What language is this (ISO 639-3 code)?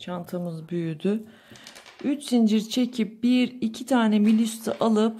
tur